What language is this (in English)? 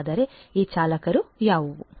Kannada